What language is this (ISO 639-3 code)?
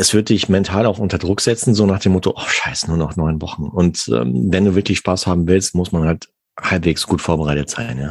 deu